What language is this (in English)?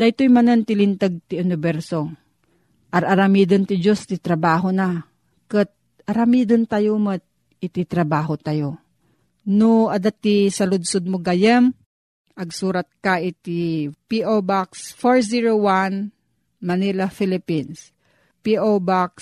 Filipino